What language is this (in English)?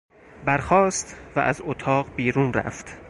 Persian